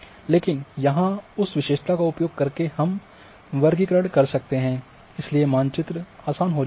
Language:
Hindi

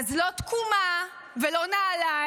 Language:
Hebrew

